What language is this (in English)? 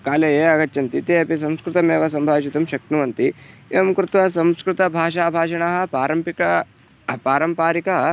Sanskrit